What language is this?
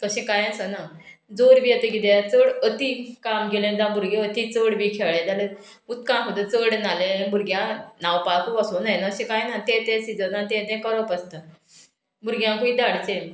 Konkani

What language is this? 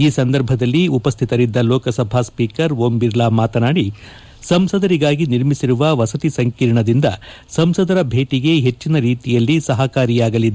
Kannada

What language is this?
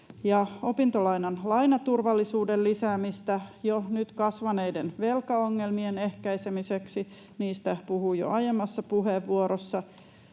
Finnish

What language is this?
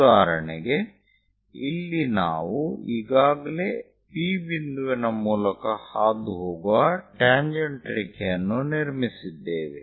Kannada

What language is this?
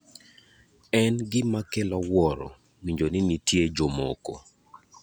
Luo (Kenya and Tanzania)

